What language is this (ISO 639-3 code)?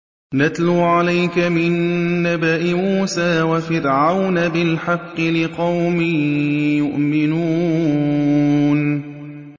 ara